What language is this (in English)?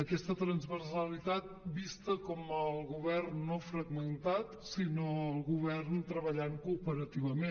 Catalan